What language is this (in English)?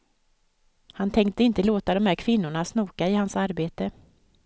Swedish